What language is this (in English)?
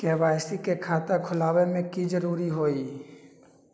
Magahi